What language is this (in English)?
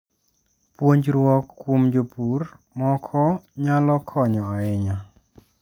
Luo (Kenya and Tanzania)